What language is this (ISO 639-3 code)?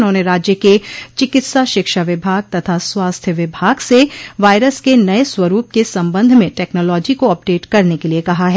hin